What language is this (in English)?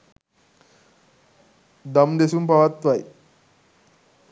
Sinhala